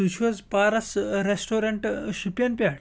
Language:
Kashmiri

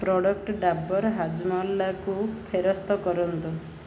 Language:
Odia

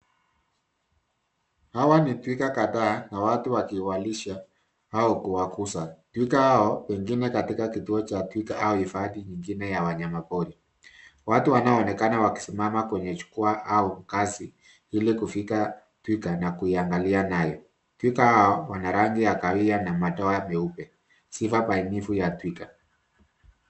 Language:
Swahili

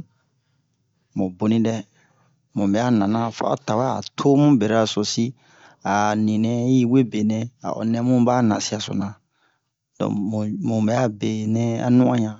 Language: Bomu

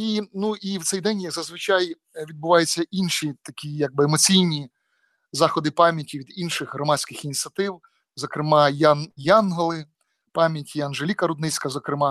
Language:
Ukrainian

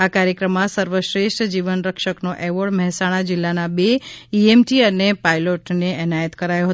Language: Gujarati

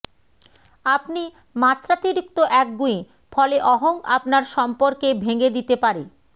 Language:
Bangla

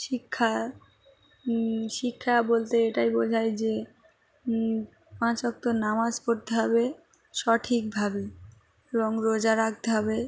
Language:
Bangla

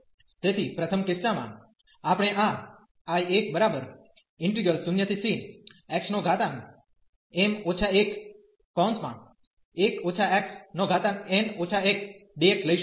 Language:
Gujarati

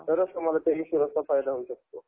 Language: Marathi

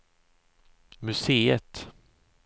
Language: Swedish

